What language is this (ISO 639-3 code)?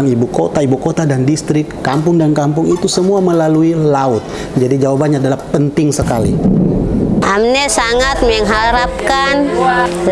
ind